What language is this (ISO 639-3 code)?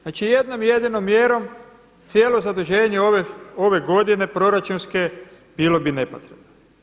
hrv